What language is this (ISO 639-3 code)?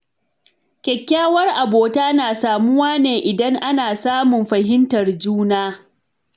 hau